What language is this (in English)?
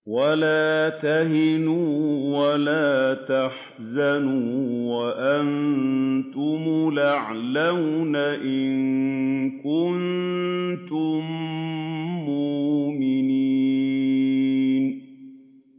Arabic